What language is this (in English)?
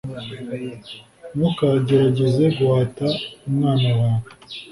Kinyarwanda